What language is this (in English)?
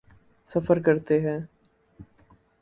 Urdu